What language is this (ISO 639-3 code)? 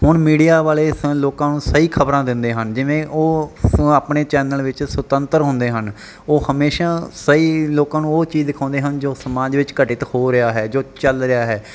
pan